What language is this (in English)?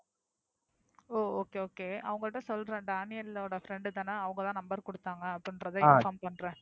Tamil